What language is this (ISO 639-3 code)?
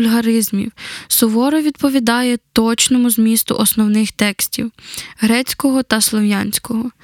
ukr